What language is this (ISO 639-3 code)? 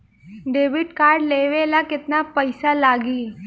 bho